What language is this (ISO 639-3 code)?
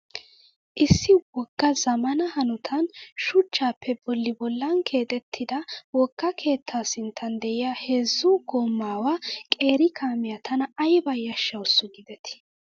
wal